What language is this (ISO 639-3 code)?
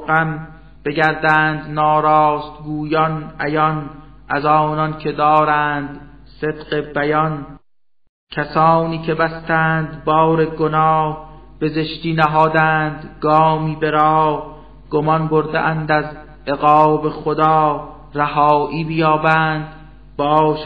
fas